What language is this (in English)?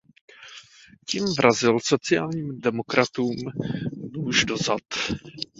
Czech